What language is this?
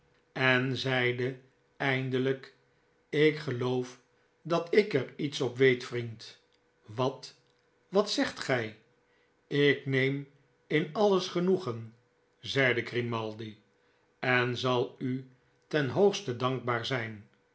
Dutch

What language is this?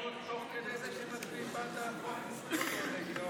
Hebrew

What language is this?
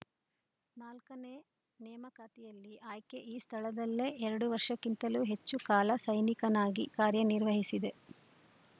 Kannada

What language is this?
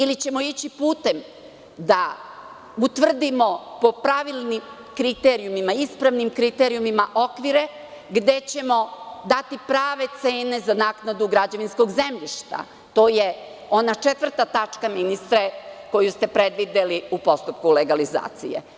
Serbian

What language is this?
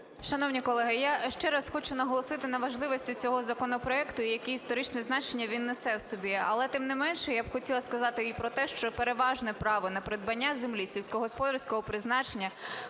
Ukrainian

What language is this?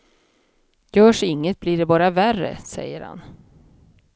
Swedish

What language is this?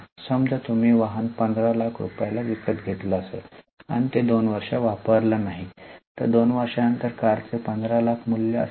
Marathi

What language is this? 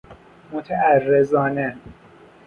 Persian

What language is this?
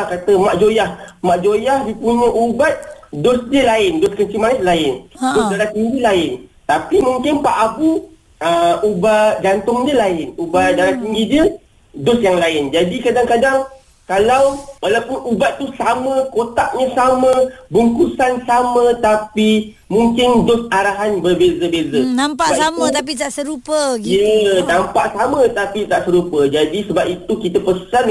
Malay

